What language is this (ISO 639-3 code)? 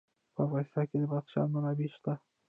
pus